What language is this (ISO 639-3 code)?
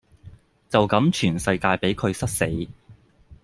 yue